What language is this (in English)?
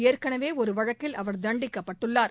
Tamil